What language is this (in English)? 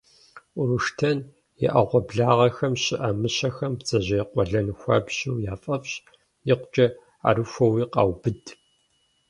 Kabardian